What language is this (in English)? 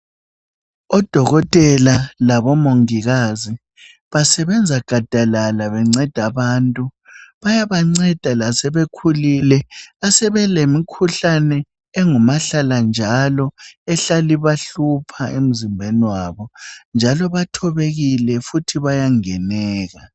North Ndebele